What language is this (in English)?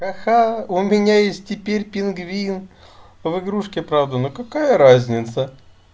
Russian